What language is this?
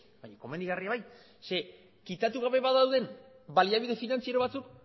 Basque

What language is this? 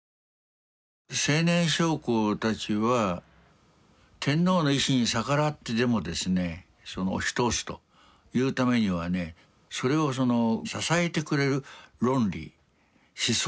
Japanese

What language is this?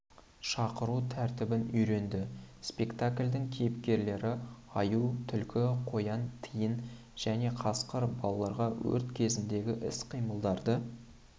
Kazakh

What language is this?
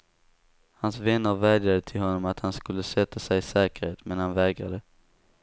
Swedish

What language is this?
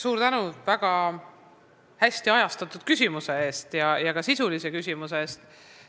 Estonian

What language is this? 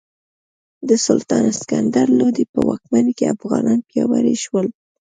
Pashto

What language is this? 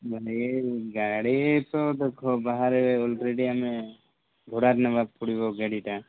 Odia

